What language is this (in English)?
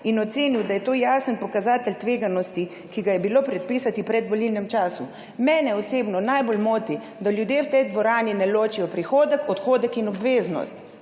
Slovenian